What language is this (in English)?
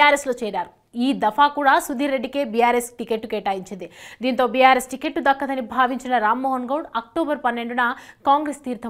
Hindi